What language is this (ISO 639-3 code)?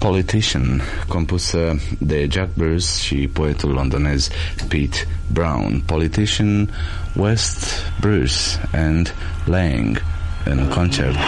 ron